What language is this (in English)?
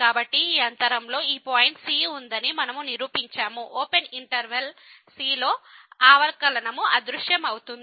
Telugu